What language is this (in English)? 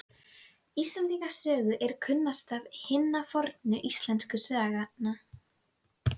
Icelandic